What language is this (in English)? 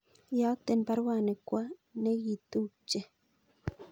Kalenjin